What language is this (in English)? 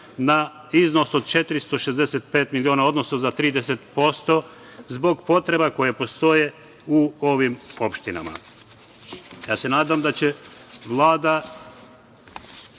Serbian